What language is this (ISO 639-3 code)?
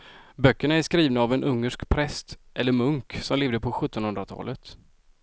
swe